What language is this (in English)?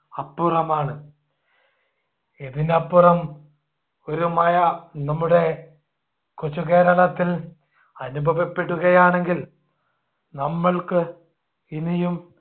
Malayalam